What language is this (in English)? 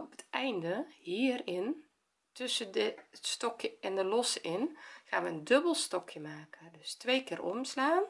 Dutch